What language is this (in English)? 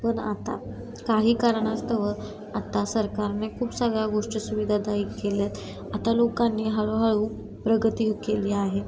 Marathi